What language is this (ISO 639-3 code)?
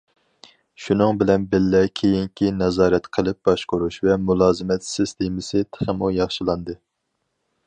uig